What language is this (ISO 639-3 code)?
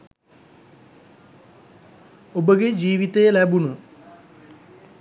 sin